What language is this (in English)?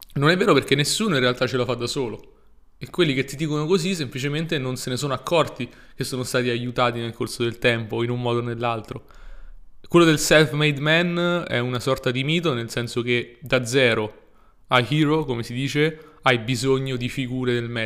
Italian